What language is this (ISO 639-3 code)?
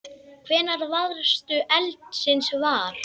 isl